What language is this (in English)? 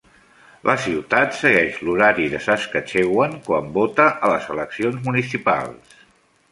Catalan